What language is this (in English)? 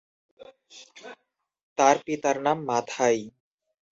Bangla